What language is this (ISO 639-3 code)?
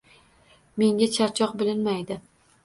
uzb